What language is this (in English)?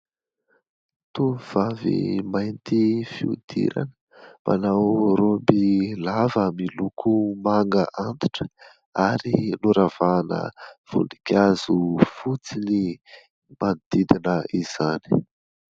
Malagasy